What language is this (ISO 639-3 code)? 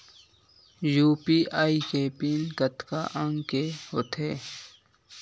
hne